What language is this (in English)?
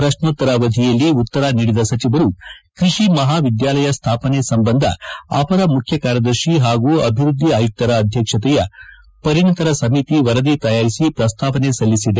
Kannada